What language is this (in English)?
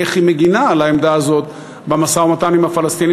Hebrew